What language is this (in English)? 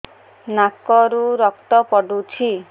Odia